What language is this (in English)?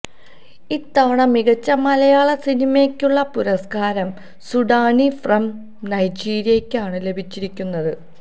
Malayalam